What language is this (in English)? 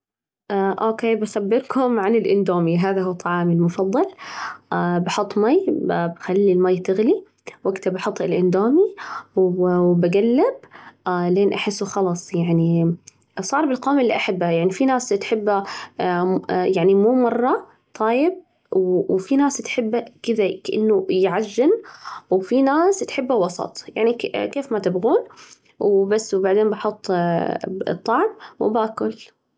Najdi Arabic